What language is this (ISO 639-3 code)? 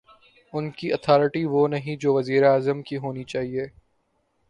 urd